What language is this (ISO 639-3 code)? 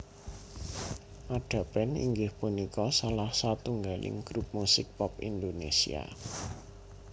jav